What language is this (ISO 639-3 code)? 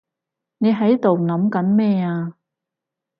yue